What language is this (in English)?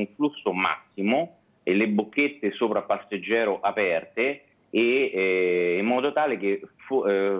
Italian